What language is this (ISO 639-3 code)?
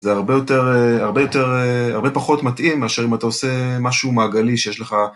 heb